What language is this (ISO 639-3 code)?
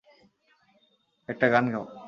ben